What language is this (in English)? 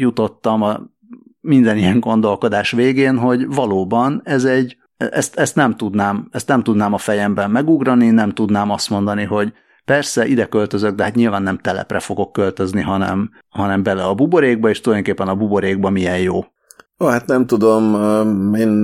Hungarian